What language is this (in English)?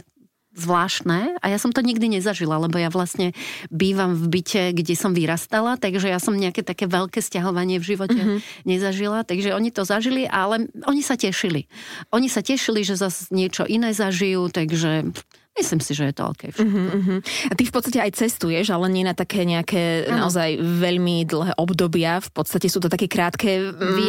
Slovak